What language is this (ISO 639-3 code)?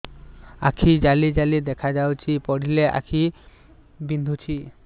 ori